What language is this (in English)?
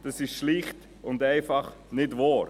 Swiss German